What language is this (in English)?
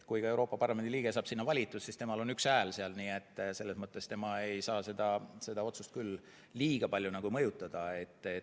Estonian